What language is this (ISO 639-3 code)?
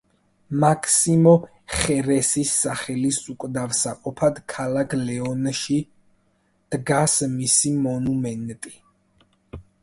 kat